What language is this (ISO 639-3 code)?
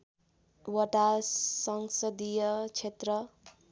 nep